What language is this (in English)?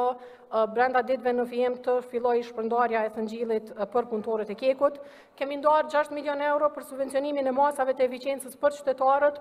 Romanian